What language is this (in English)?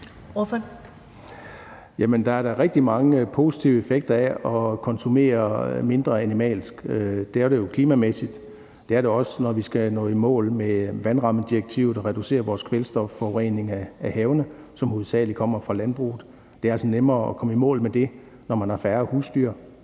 Danish